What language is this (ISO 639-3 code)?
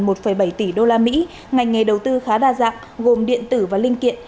vie